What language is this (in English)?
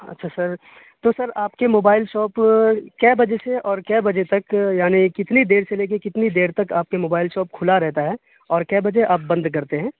Urdu